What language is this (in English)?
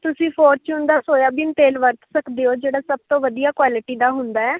Punjabi